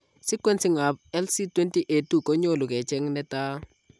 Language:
Kalenjin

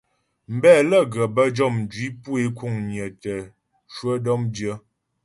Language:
Ghomala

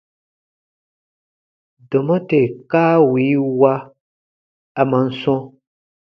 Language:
Baatonum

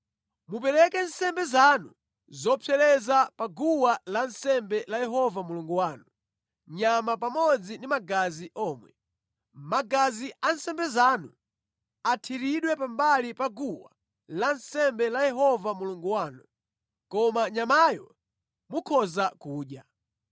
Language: Nyanja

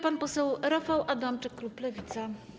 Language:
Polish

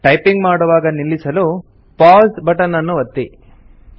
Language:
Kannada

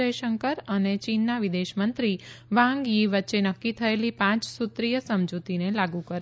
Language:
Gujarati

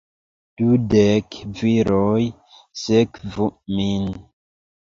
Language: Esperanto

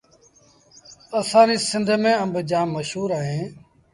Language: Sindhi Bhil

